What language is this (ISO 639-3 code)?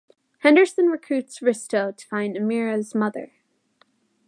eng